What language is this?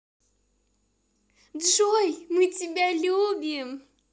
Russian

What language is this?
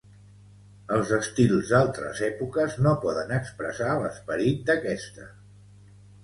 Catalan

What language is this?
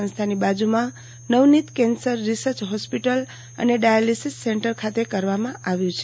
Gujarati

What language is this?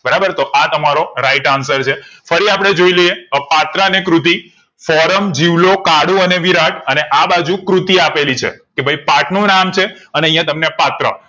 Gujarati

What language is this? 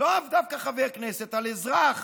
Hebrew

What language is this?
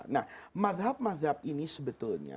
Indonesian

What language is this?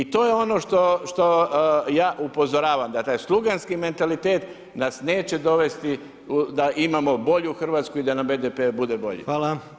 Croatian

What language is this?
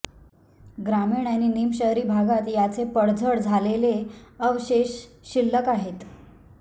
Marathi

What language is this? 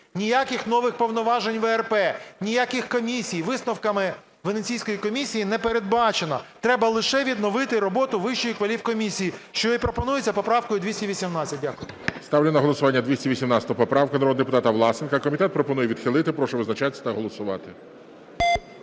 Ukrainian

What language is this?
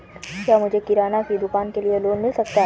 Hindi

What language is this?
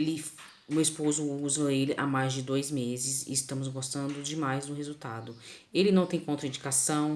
Portuguese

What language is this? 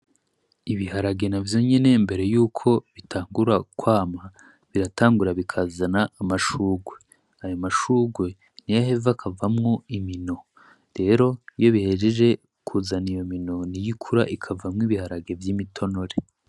Rundi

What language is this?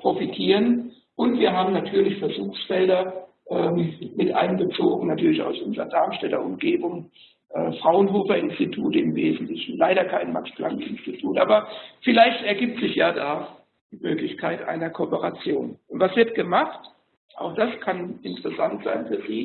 German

